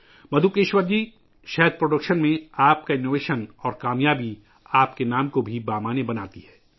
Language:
Urdu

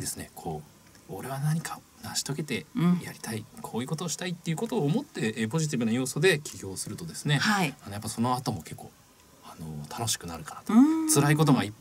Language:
Japanese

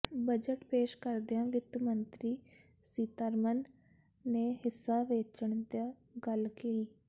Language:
Punjabi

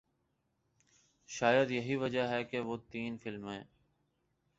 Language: Urdu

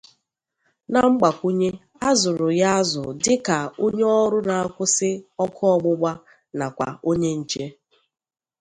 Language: Igbo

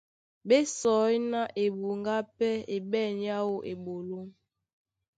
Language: Duala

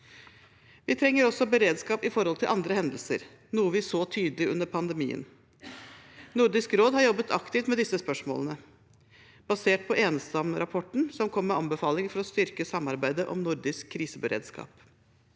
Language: Norwegian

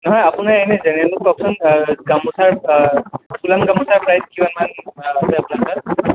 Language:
Assamese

